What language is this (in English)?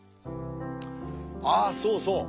Japanese